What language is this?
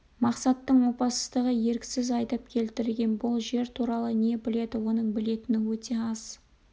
Kazakh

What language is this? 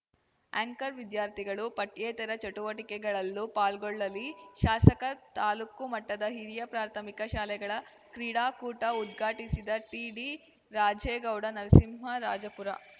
Kannada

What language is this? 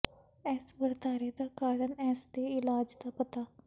Punjabi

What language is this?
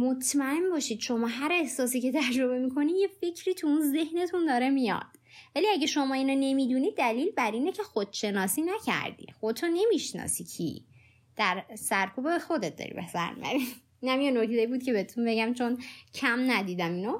Persian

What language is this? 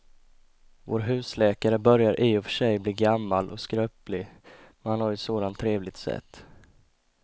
Swedish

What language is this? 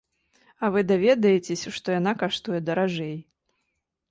Belarusian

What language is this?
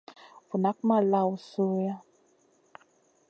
Masana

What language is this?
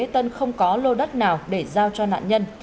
Vietnamese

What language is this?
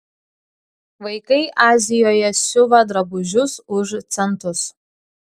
Lithuanian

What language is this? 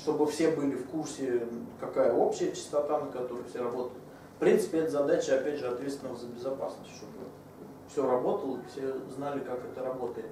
Russian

